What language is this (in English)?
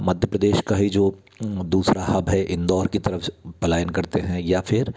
Hindi